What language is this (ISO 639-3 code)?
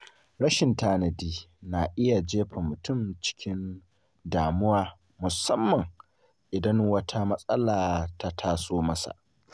hau